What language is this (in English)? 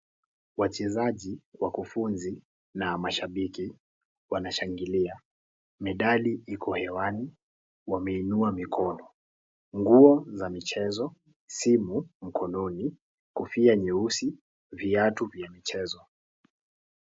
Swahili